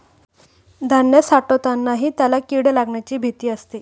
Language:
Marathi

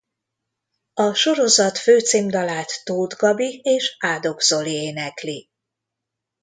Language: Hungarian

